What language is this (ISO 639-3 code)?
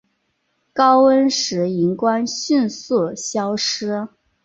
zho